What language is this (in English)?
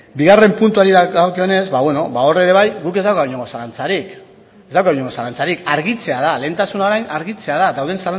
Basque